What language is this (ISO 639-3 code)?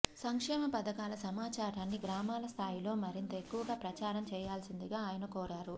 tel